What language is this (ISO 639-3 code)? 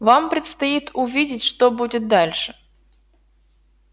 rus